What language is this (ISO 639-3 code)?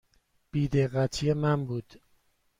fas